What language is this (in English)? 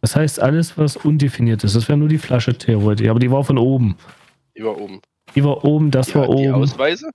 German